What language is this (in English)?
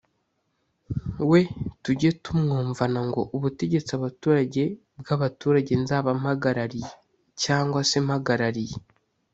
Kinyarwanda